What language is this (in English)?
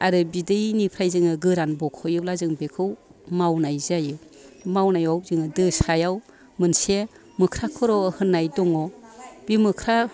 Bodo